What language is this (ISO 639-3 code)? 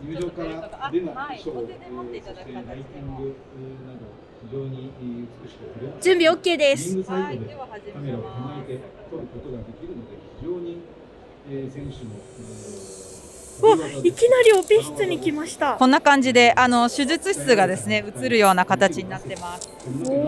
jpn